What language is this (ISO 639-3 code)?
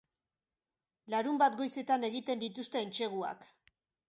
eus